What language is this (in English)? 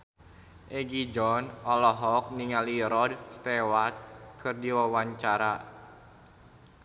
Sundanese